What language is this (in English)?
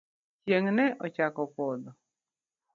Luo (Kenya and Tanzania)